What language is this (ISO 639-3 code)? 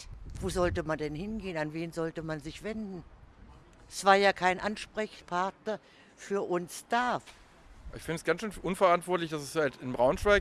deu